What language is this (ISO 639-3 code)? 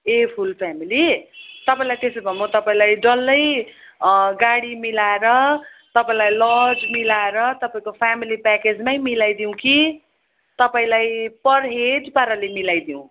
nep